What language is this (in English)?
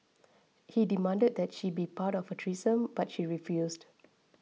English